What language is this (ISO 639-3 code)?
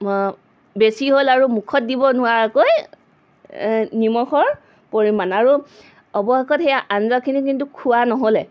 asm